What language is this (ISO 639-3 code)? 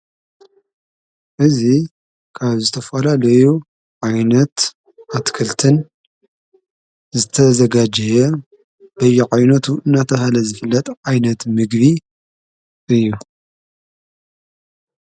tir